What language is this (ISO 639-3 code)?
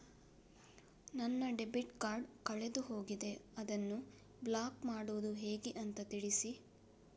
kan